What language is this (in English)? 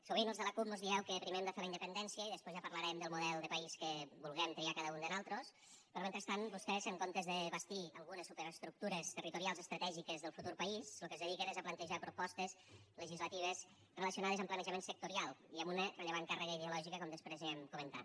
Catalan